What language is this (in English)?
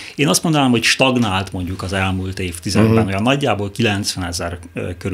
Hungarian